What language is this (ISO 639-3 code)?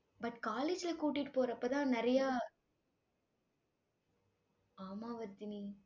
tam